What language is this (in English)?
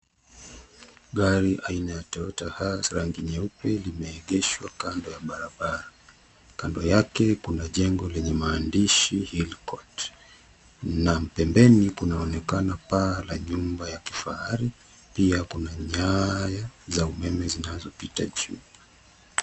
Swahili